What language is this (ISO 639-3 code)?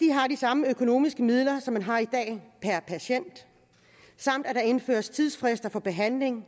dan